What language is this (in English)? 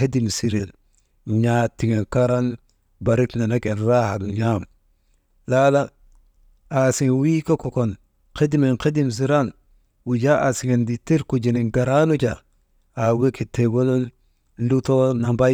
Maba